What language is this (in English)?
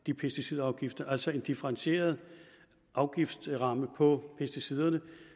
Danish